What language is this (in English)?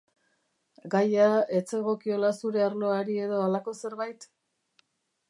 Basque